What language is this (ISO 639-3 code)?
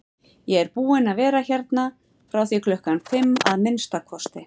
isl